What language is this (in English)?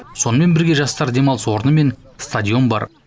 Kazakh